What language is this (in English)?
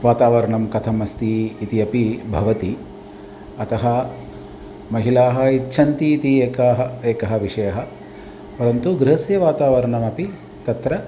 Sanskrit